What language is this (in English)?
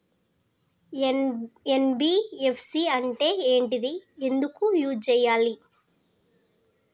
Telugu